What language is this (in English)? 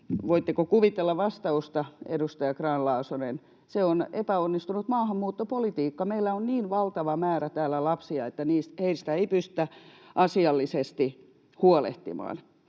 Finnish